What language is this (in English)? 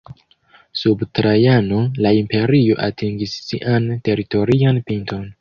Esperanto